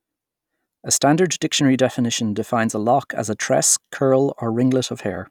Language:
English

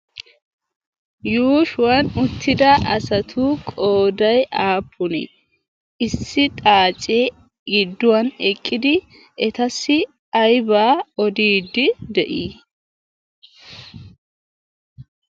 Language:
Wolaytta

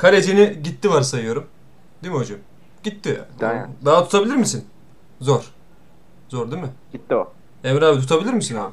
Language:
Turkish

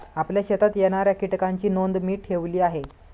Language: Marathi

